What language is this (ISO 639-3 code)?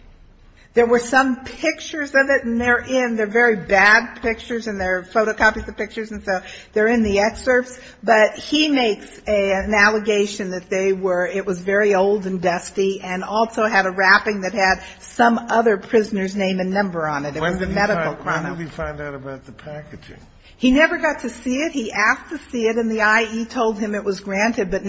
eng